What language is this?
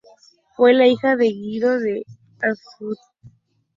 Spanish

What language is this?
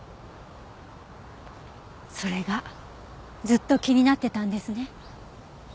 Japanese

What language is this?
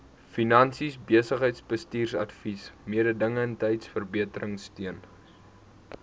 Afrikaans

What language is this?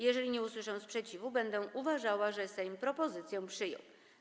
Polish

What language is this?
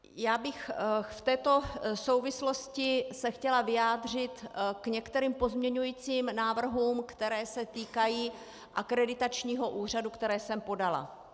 Czech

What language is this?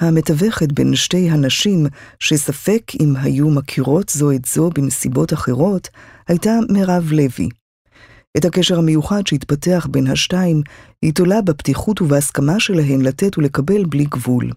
Hebrew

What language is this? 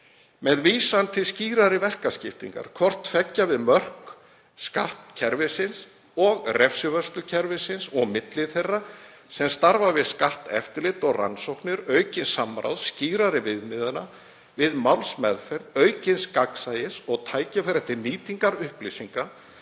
Icelandic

